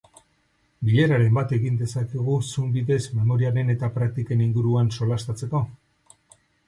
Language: Basque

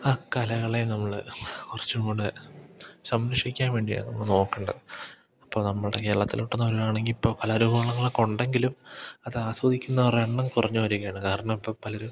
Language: Malayalam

